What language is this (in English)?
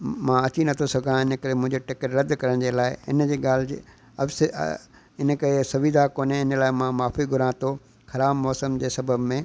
Sindhi